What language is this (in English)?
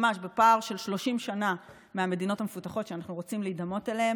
Hebrew